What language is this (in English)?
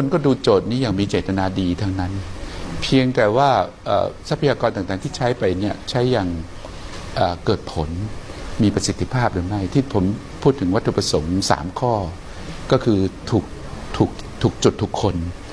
Thai